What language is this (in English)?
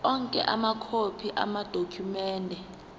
Zulu